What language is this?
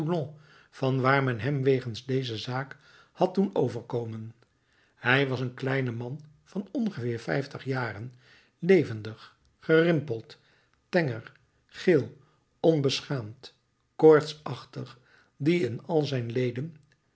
Dutch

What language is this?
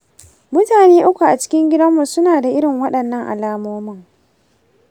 Hausa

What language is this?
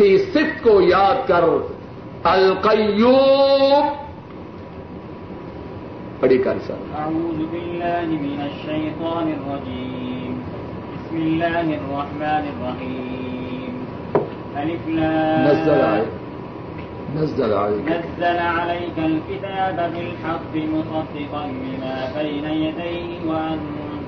Urdu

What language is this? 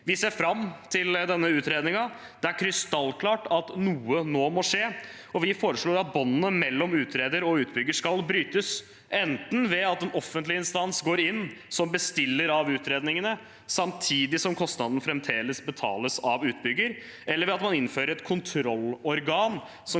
Norwegian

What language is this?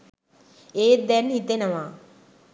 Sinhala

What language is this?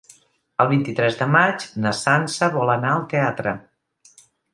Catalan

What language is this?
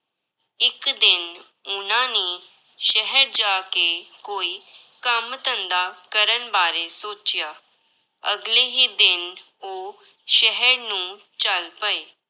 Punjabi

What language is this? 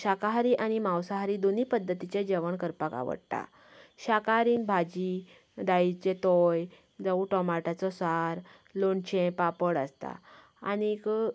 Konkani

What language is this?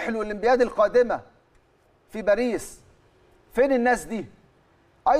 Arabic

